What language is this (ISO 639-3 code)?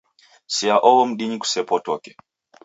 dav